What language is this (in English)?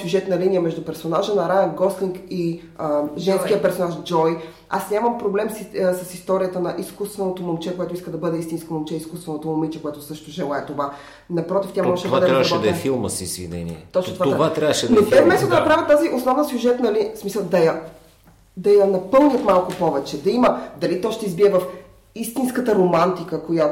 Bulgarian